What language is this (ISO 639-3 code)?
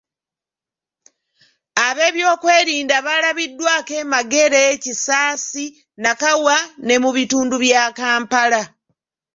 lug